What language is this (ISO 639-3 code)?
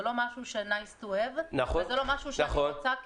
heb